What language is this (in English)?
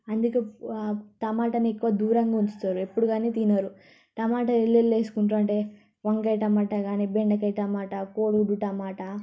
Telugu